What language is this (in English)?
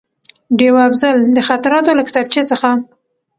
Pashto